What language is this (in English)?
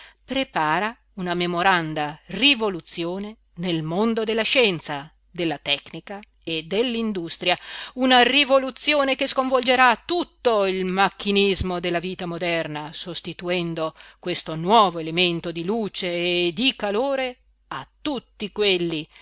Italian